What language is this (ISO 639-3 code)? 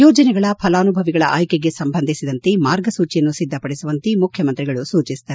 kan